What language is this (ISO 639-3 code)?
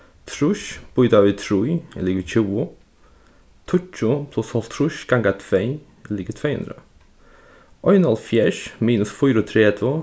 fao